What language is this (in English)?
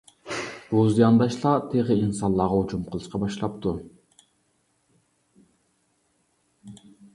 Uyghur